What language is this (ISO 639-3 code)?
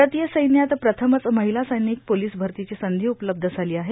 mar